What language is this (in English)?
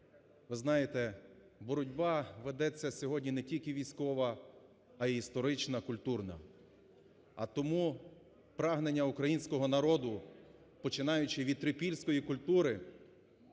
Ukrainian